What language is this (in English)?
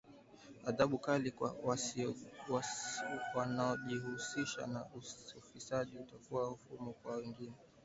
Swahili